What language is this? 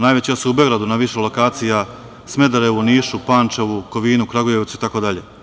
Serbian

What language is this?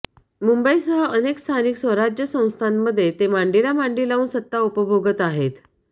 Marathi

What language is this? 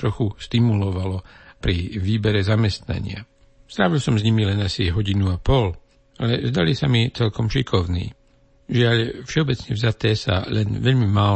Slovak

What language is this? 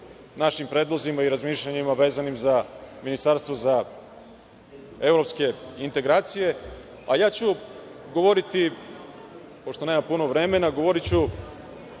Serbian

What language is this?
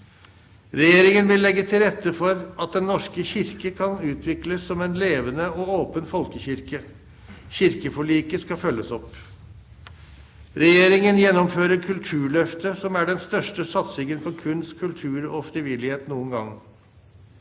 Norwegian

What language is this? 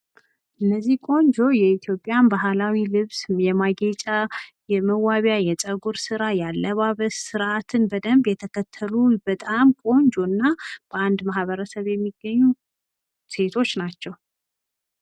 Amharic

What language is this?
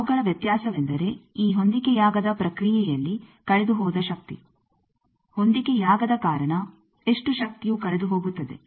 Kannada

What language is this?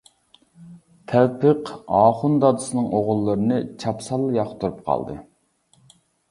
Uyghur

